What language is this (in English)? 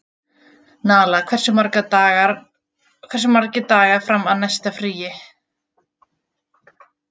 Icelandic